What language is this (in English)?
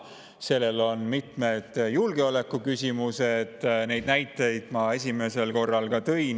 Estonian